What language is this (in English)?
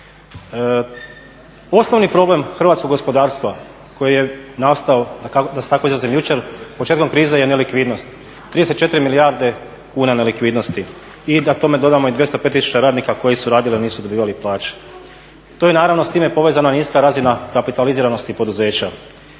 Croatian